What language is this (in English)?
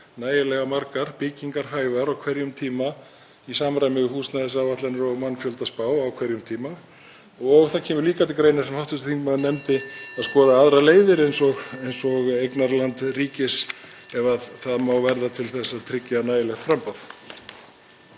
Icelandic